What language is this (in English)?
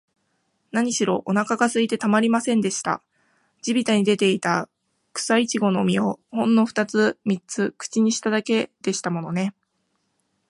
Japanese